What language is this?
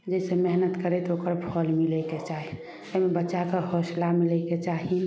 Maithili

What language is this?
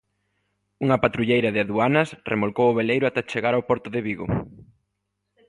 Galician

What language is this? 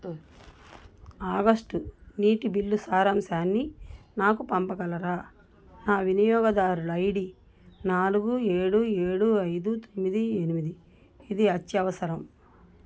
Telugu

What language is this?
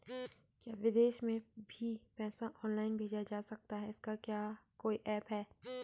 Hindi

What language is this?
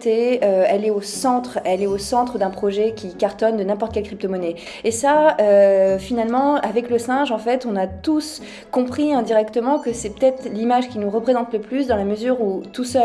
French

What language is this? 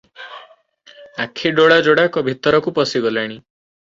Odia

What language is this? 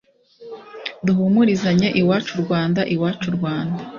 Kinyarwanda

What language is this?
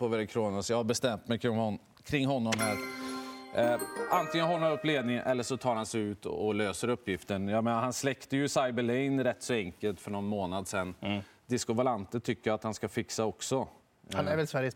Swedish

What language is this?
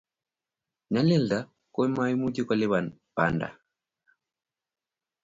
Kalenjin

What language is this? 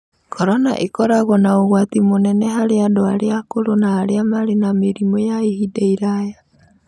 Kikuyu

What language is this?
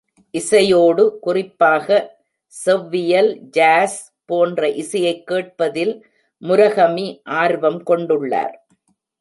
Tamil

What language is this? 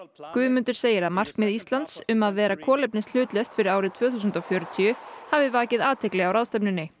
Icelandic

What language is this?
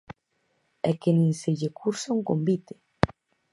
Galician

